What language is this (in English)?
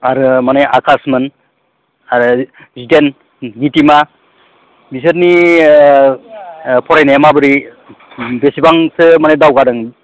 Bodo